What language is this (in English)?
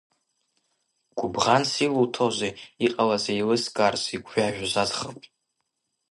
Abkhazian